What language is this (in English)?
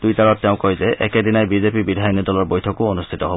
Assamese